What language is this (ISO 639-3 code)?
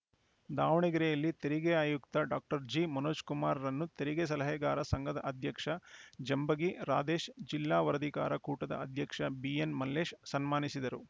kan